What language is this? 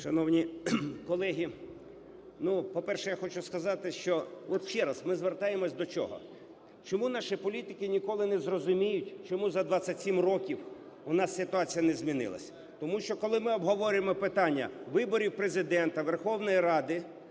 Ukrainian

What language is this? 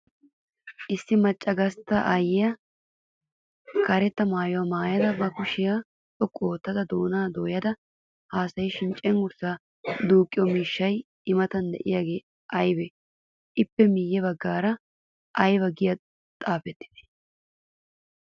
Wolaytta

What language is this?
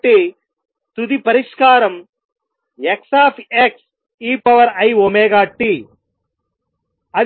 Telugu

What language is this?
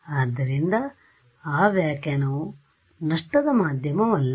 Kannada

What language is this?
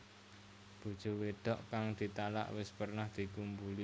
Javanese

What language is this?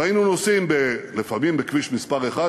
Hebrew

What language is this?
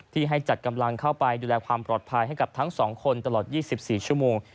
Thai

